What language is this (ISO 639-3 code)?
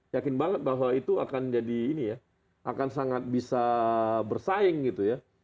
ind